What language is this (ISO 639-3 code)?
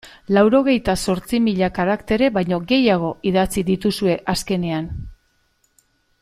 eus